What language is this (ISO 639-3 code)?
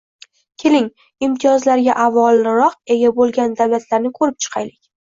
uzb